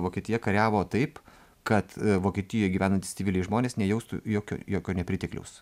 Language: Lithuanian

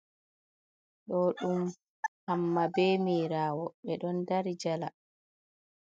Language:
Fula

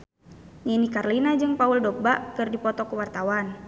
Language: Sundanese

